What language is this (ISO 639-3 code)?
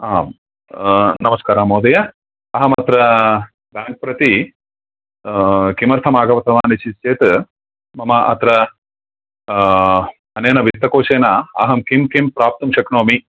san